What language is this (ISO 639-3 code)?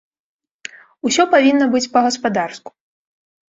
bel